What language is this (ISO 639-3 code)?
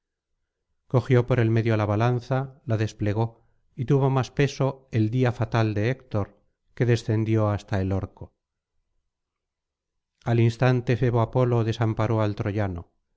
spa